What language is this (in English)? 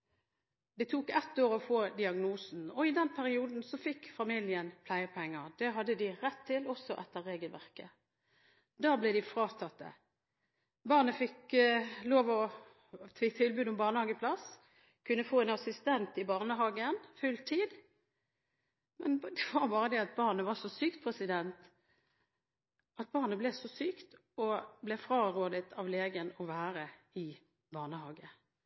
Norwegian Bokmål